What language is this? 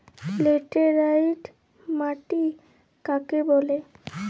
Bangla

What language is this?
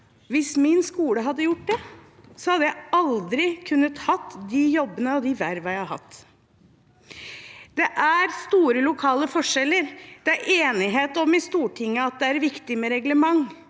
Norwegian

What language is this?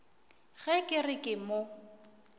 Northern Sotho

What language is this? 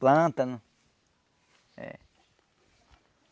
Portuguese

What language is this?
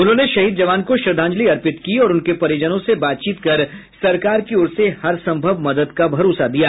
Hindi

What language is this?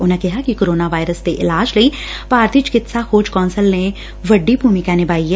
Punjabi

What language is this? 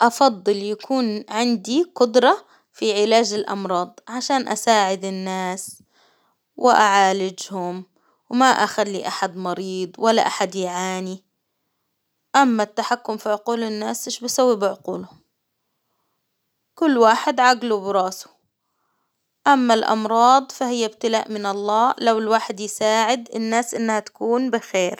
Hijazi Arabic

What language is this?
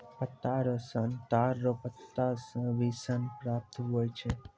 Maithili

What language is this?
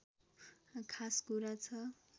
Nepali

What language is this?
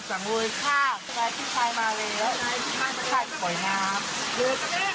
Thai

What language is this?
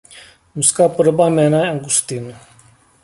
Czech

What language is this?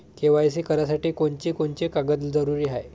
Marathi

